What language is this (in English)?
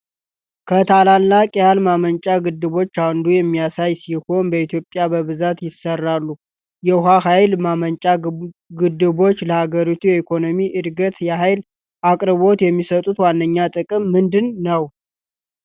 Amharic